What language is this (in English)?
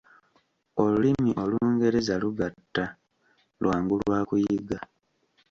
Ganda